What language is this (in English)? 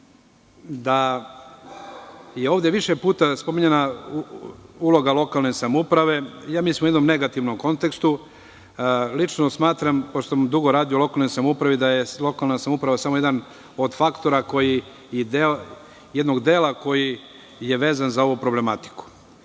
Serbian